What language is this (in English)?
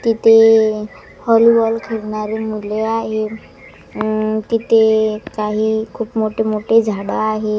Marathi